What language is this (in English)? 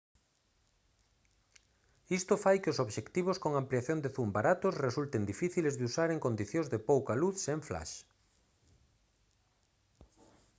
Galician